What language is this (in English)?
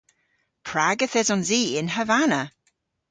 Cornish